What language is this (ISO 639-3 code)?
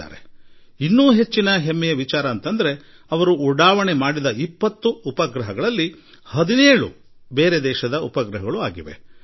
kan